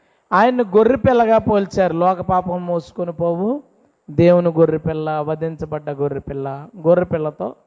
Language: Telugu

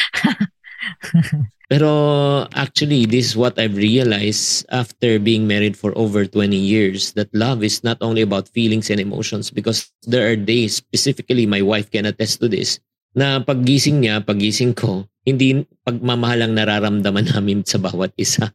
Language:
Filipino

